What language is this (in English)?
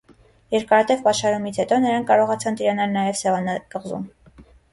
Armenian